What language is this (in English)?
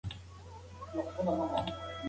Pashto